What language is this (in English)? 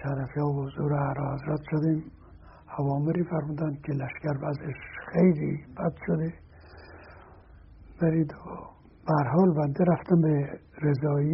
Persian